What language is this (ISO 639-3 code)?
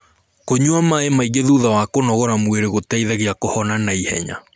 kik